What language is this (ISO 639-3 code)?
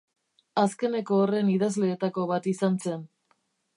eus